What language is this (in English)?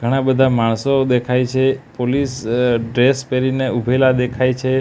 Gujarati